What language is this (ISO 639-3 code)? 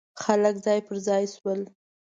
pus